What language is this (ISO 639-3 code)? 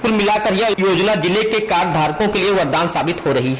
hin